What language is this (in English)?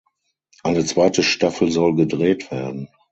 German